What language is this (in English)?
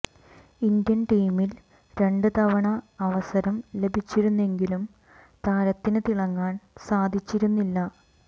Malayalam